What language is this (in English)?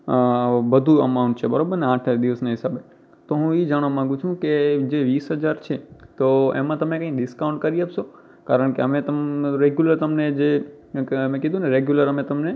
Gujarati